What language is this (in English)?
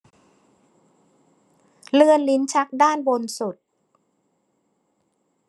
Thai